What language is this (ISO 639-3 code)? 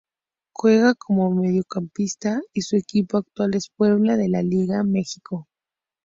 spa